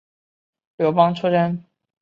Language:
Chinese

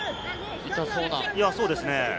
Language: Japanese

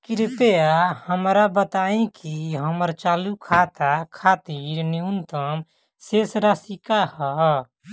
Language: Bhojpuri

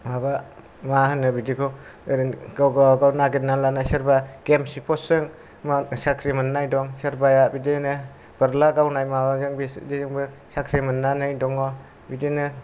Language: Bodo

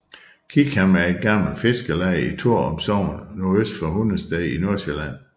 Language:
Danish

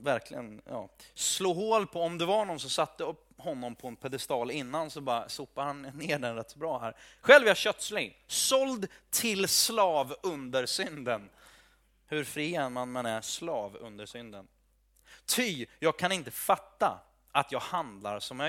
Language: Swedish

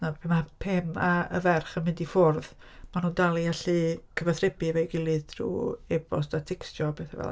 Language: Welsh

